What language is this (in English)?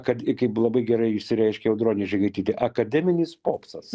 Lithuanian